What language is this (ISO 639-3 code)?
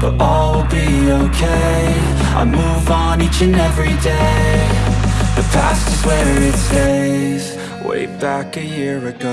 ind